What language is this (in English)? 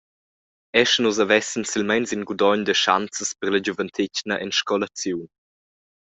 Romansh